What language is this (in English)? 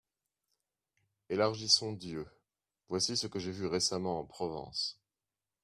French